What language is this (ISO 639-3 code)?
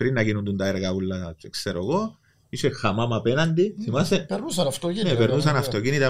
ell